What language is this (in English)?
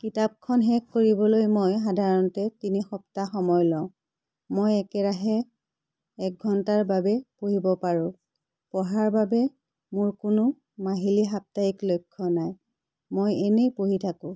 Assamese